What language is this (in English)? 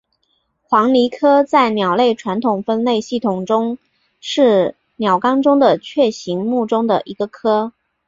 Chinese